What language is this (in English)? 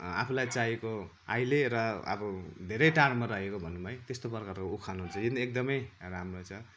Nepali